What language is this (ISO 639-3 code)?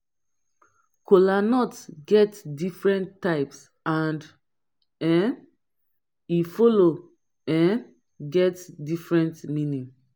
pcm